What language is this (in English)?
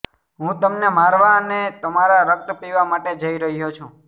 Gujarati